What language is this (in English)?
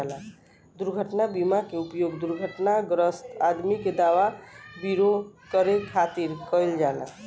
Bhojpuri